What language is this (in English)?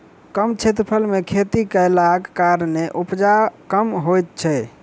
Maithili